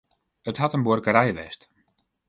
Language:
Western Frisian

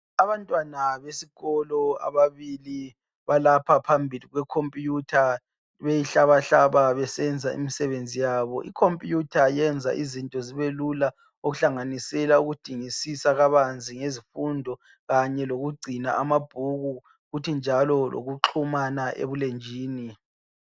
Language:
North Ndebele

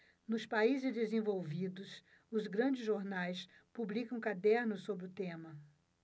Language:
Portuguese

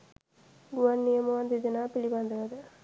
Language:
Sinhala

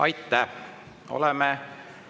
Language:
Estonian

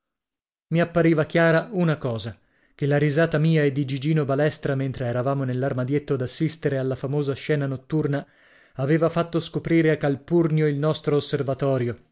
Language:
Italian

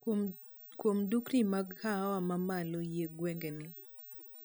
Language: Luo (Kenya and Tanzania)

